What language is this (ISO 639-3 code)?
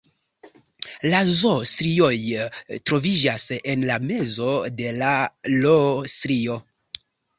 epo